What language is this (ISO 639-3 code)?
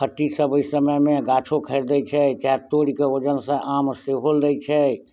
mai